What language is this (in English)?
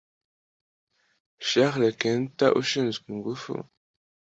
Kinyarwanda